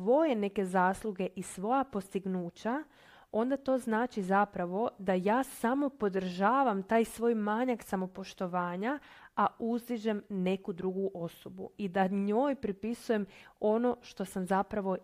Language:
Croatian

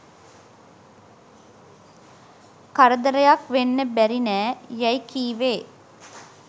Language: Sinhala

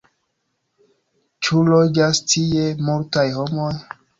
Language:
Esperanto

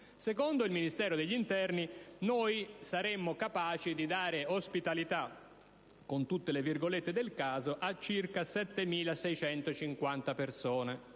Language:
Italian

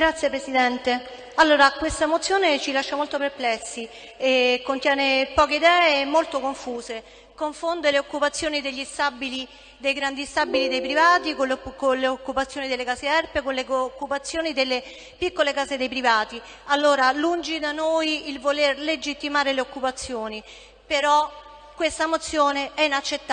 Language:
Italian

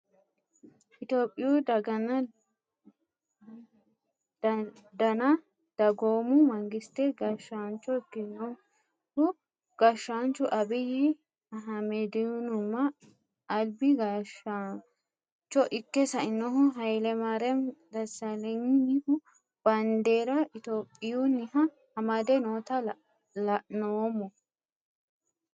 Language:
Sidamo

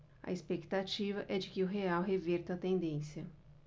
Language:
Portuguese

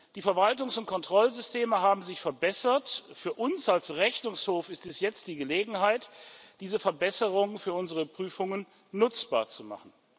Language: German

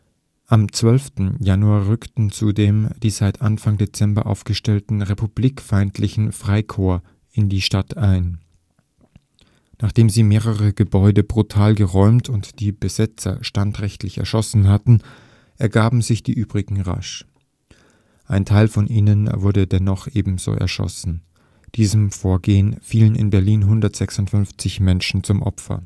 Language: German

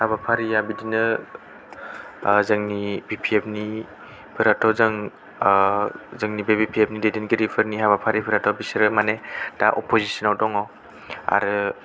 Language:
Bodo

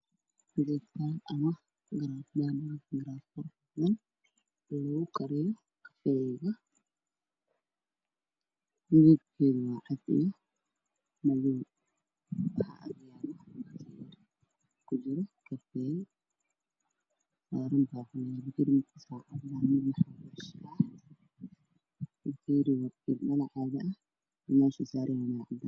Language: Somali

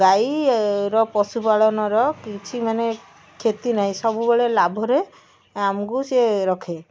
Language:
Odia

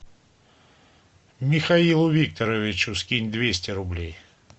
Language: Russian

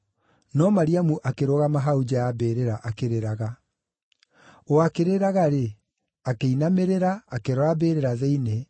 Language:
Kikuyu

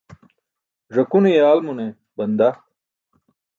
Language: Burushaski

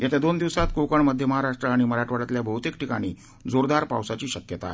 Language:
Marathi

